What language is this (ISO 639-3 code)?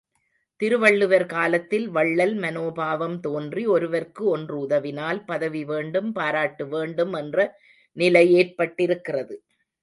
tam